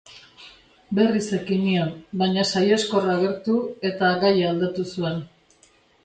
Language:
Basque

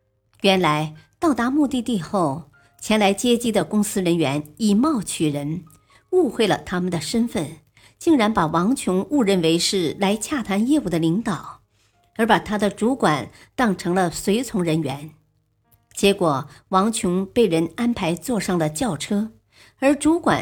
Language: Chinese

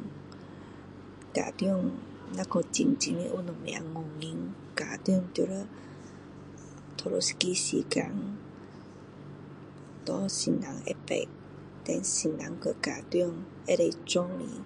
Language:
Min Dong Chinese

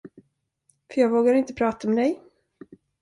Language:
Swedish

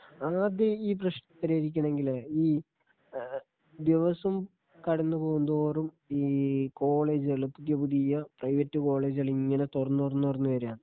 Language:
Malayalam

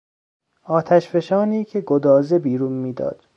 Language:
Persian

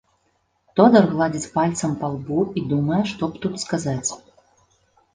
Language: Belarusian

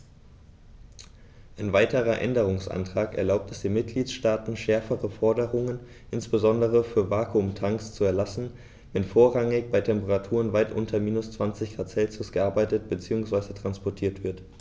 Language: German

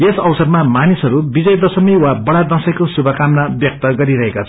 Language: Nepali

